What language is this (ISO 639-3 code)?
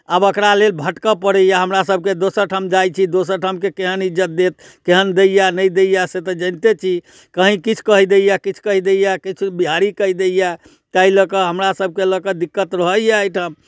mai